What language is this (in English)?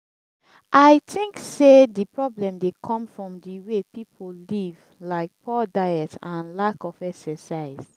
Nigerian Pidgin